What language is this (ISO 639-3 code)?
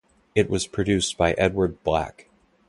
eng